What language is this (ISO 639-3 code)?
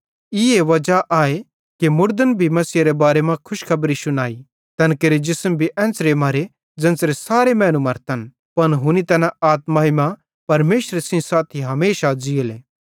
bhd